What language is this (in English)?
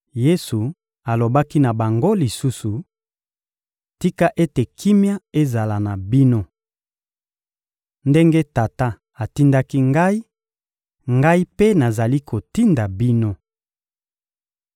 Lingala